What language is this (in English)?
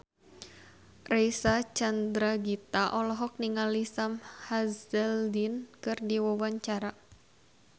Sundanese